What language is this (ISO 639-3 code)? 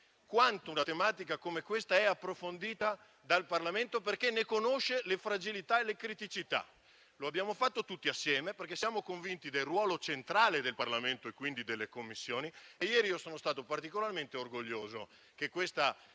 ita